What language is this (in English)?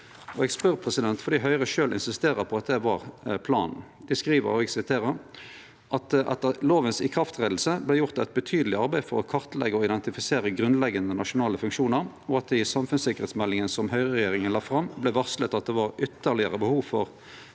Norwegian